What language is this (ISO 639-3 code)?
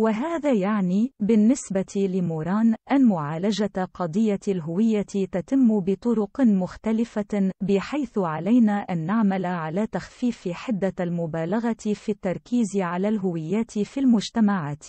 ara